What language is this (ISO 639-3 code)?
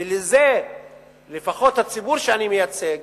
heb